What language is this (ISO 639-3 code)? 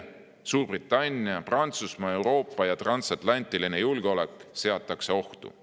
est